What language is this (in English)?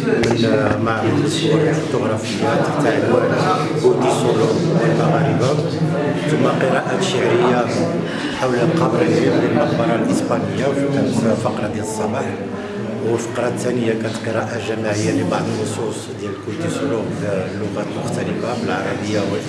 Arabic